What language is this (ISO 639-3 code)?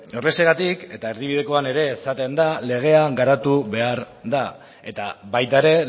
eus